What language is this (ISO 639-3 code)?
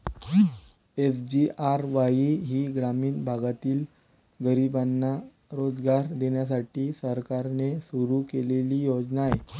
mar